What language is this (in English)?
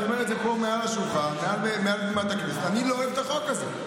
Hebrew